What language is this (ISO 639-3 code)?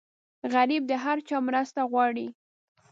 pus